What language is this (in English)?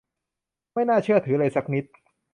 Thai